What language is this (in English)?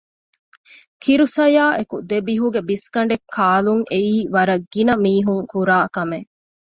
Divehi